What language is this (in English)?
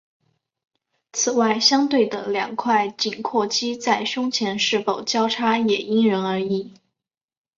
Chinese